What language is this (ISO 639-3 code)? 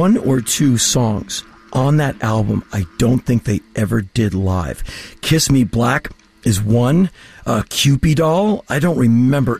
eng